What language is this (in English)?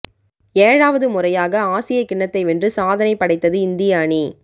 Tamil